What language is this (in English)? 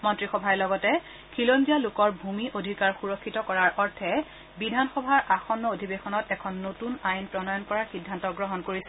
Assamese